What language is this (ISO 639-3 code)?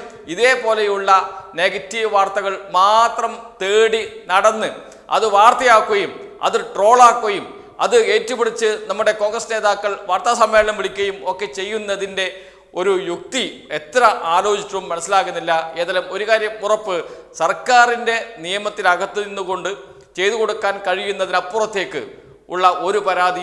mal